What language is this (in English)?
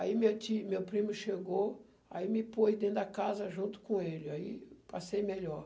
Portuguese